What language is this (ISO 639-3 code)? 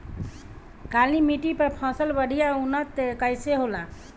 bho